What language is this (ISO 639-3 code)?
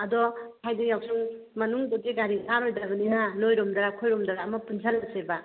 mni